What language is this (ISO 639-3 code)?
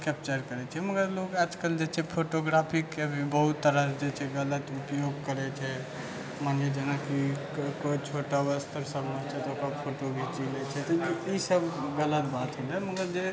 mai